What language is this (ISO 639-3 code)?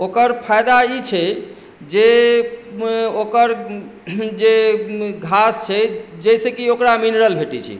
mai